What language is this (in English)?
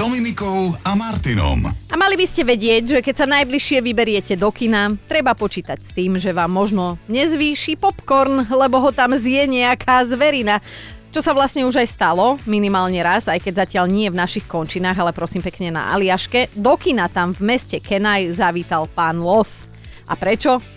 Slovak